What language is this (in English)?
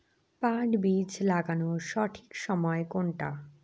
Bangla